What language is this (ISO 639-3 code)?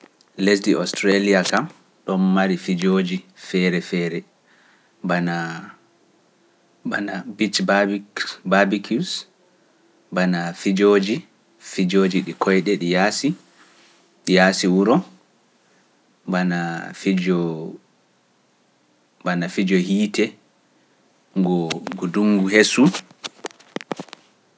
fuf